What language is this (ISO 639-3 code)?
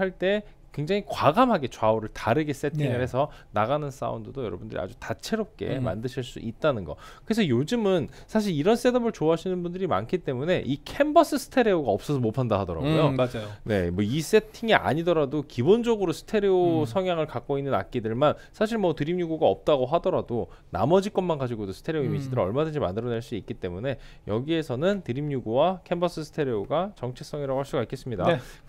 kor